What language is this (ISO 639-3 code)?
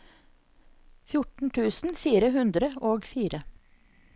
nor